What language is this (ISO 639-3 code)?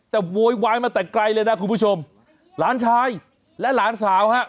tha